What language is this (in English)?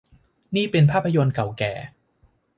Thai